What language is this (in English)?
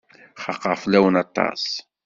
Kabyle